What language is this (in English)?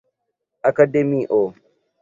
Esperanto